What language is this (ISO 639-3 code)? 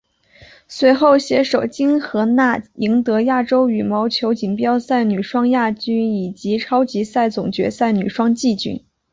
zho